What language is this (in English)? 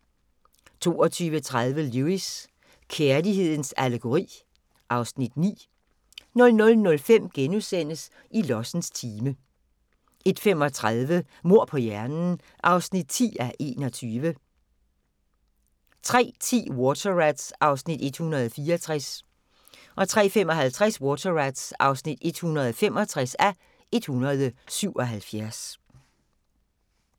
Danish